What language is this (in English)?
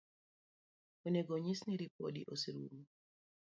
Luo (Kenya and Tanzania)